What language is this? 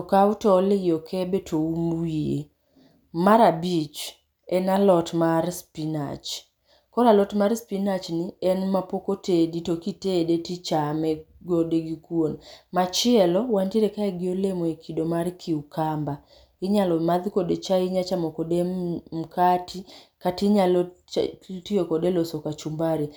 Luo (Kenya and Tanzania)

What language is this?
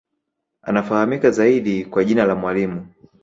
Swahili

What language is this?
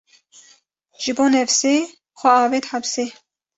Kurdish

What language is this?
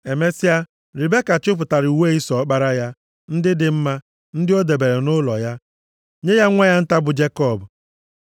Igbo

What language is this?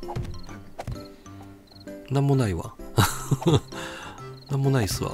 Japanese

